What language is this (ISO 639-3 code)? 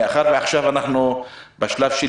heb